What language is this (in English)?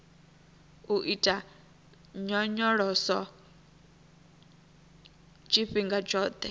Venda